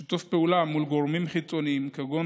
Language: Hebrew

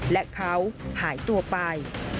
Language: Thai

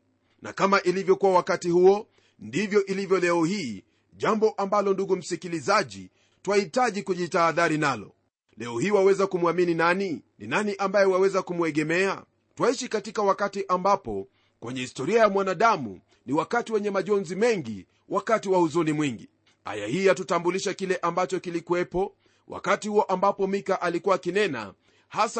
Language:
Swahili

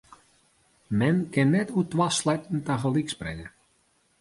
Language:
Western Frisian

